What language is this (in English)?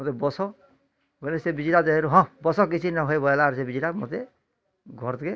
Odia